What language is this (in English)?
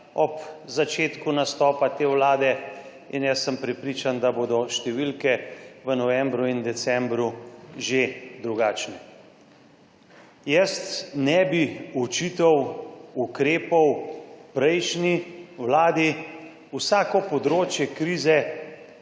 Slovenian